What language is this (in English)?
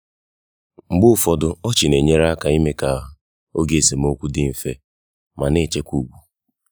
Igbo